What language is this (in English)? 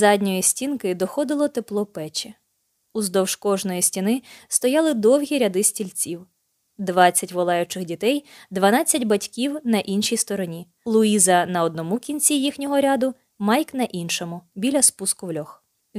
Ukrainian